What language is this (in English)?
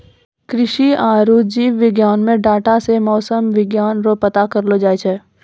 Maithili